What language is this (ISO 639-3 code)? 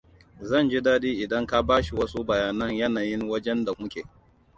hau